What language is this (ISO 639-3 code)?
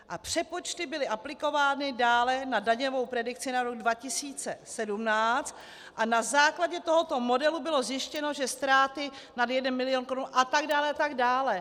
ces